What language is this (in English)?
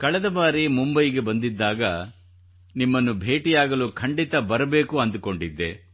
Kannada